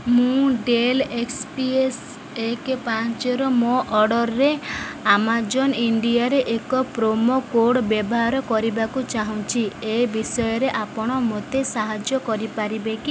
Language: Odia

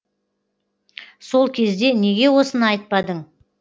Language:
Kazakh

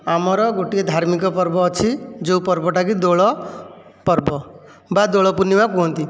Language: Odia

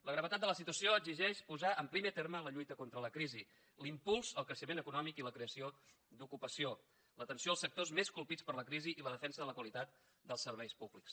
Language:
Catalan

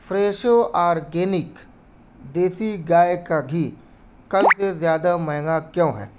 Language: Urdu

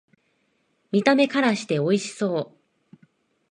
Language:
Japanese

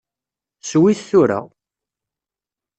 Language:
Kabyle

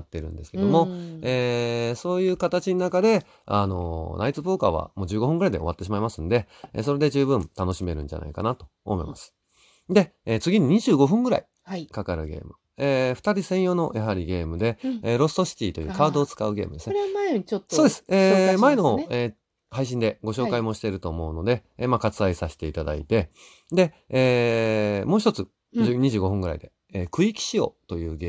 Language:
Japanese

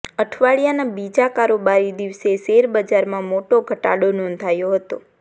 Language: Gujarati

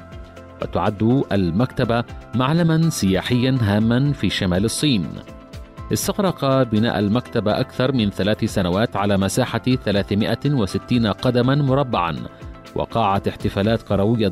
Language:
Arabic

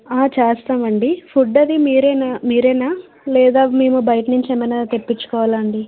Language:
Telugu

